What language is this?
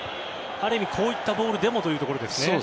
Japanese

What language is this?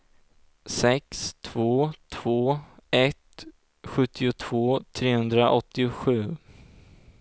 Swedish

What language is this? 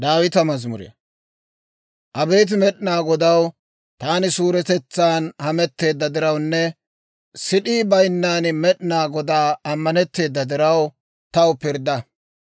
Dawro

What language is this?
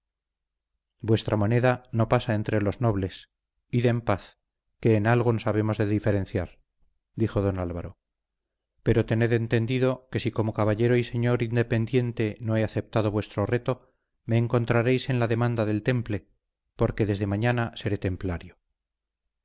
Spanish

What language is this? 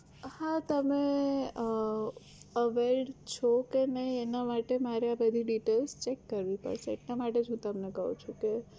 Gujarati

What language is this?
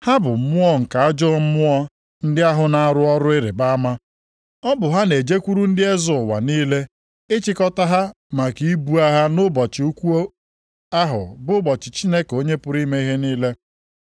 Igbo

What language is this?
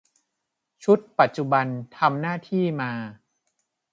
Thai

